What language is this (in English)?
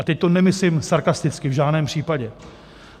Czech